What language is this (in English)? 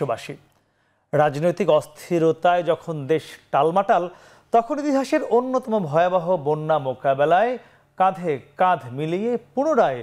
Bangla